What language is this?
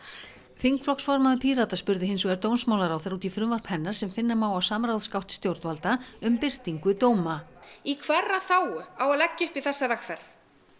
Icelandic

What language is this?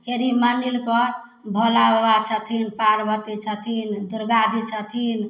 Maithili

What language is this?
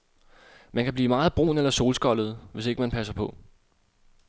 Danish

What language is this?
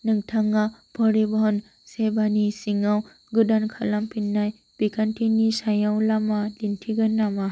Bodo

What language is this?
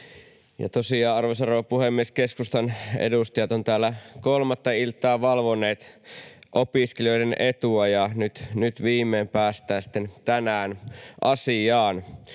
Finnish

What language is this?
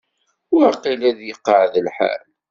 Kabyle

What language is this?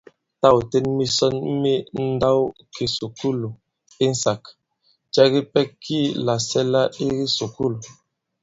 Bankon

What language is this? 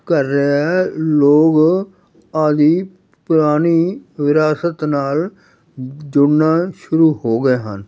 Punjabi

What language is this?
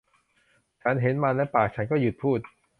Thai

